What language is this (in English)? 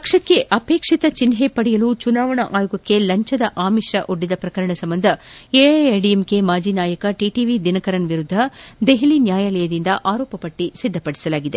Kannada